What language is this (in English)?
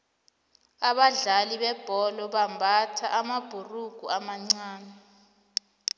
South Ndebele